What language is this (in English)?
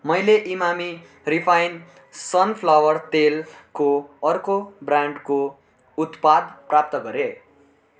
Nepali